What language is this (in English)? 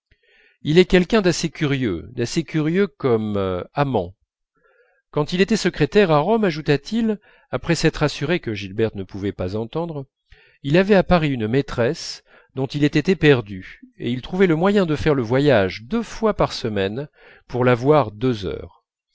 French